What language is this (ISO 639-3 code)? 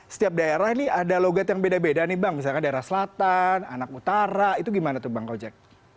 ind